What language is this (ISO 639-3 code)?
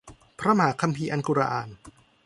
tha